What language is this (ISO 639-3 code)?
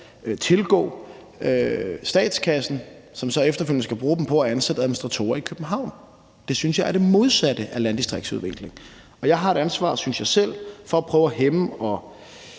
dan